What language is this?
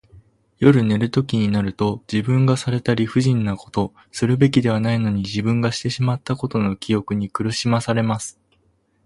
Japanese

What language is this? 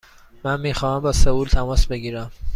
Persian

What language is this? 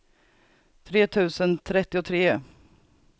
Swedish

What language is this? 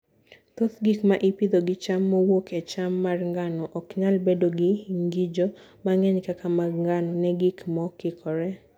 Luo (Kenya and Tanzania)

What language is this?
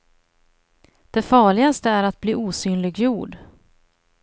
Swedish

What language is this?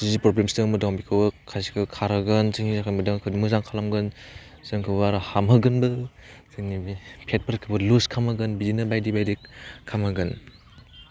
Bodo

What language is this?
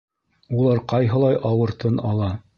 Bashkir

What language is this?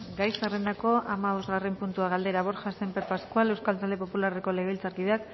Basque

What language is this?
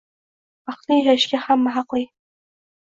Uzbek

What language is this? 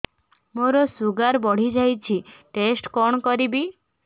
Odia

